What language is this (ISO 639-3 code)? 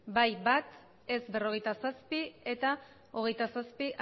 eus